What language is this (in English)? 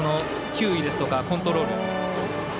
Japanese